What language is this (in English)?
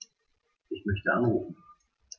German